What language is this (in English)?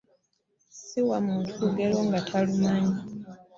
Ganda